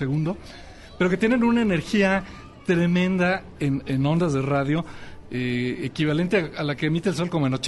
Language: Spanish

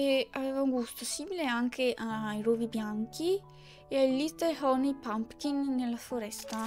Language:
Italian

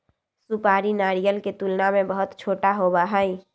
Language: Magahi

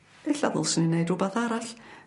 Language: Welsh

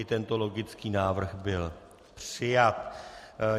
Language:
Czech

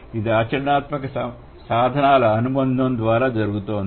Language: Telugu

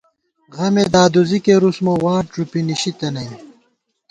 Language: Gawar-Bati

